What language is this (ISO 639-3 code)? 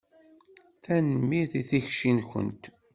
kab